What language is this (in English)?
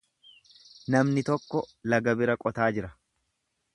Oromo